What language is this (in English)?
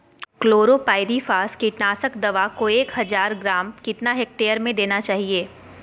Magahi